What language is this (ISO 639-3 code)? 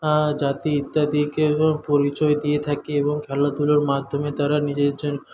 ben